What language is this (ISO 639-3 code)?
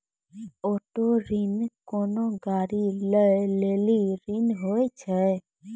mai